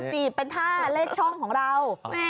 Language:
Thai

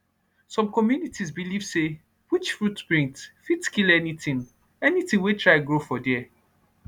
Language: Nigerian Pidgin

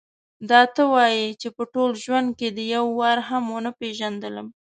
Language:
Pashto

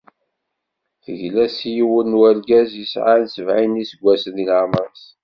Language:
Kabyle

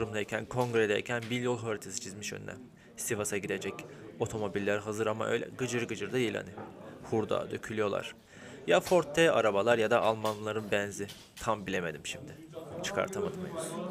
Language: Turkish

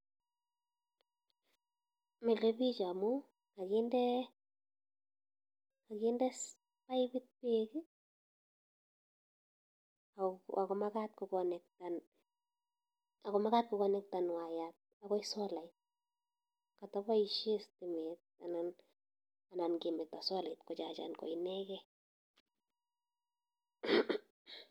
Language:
Kalenjin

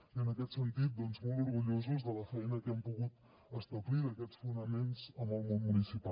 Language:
Catalan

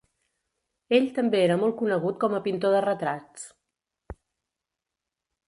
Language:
Catalan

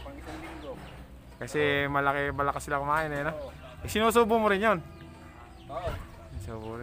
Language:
Filipino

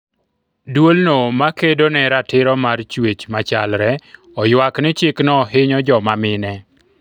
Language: Luo (Kenya and Tanzania)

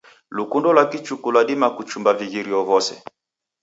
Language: Taita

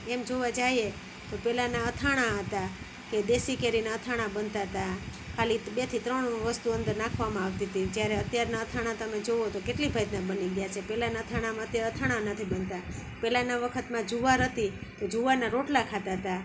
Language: Gujarati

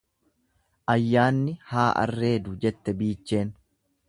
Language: Oromo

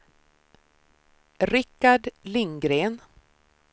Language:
Swedish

